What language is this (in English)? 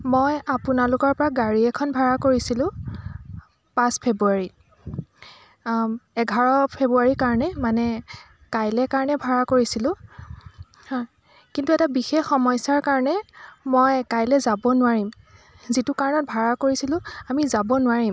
Assamese